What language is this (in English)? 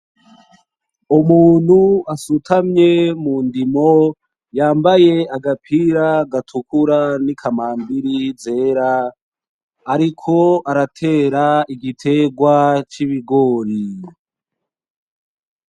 Rundi